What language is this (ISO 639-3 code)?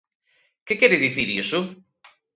glg